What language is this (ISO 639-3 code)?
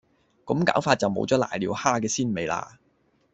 yue